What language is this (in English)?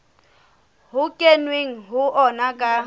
Southern Sotho